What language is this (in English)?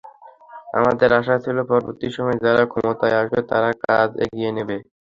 Bangla